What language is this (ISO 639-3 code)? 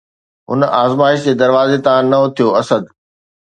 snd